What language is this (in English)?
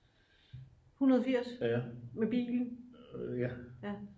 Danish